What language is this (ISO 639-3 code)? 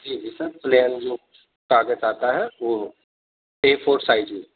urd